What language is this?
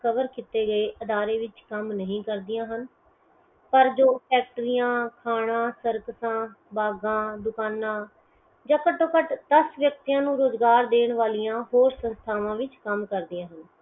Punjabi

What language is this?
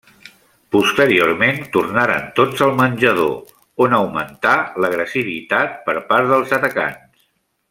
Catalan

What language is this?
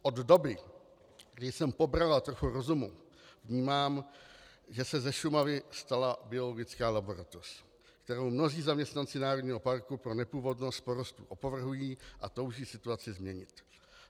Czech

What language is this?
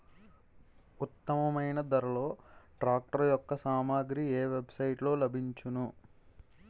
Telugu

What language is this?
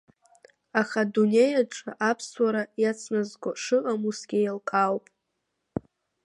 Abkhazian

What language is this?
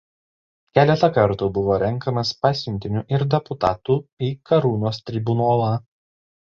Lithuanian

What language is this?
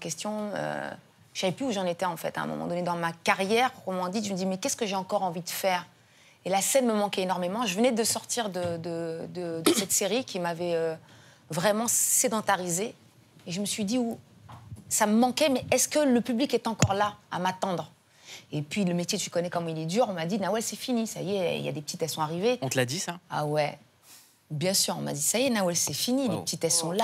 French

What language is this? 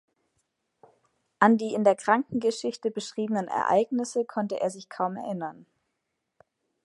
German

